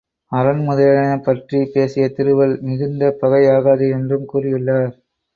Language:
Tamil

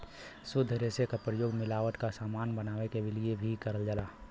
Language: Bhojpuri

